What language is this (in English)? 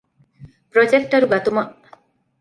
Divehi